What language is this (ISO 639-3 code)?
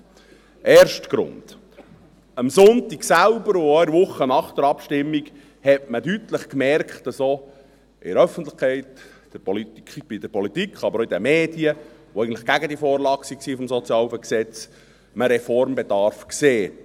gsw